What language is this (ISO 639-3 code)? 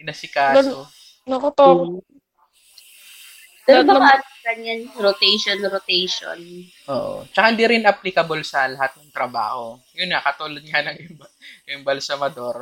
fil